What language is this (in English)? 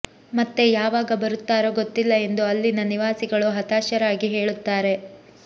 Kannada